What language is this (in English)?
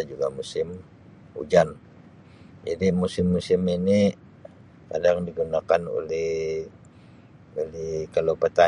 Sabah Malay